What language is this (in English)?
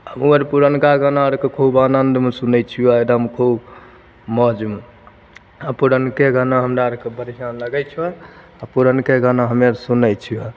Maithili